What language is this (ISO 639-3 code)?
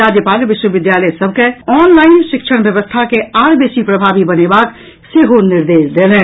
mai